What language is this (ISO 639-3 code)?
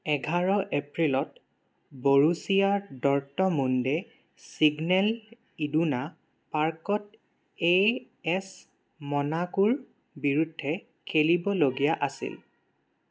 asm